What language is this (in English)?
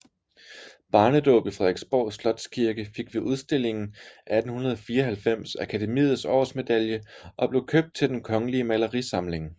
Danish